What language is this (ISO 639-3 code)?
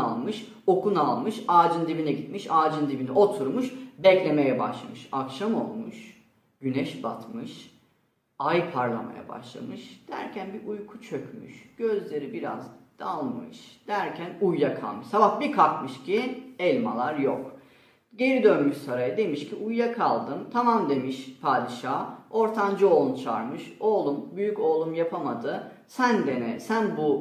tur